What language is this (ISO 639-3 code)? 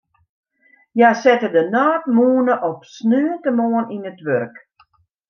fry